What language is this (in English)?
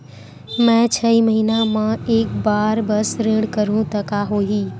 Chhattisgarhi